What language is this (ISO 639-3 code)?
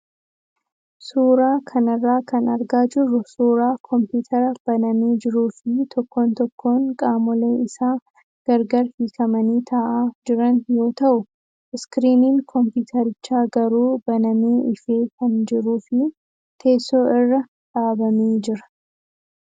orm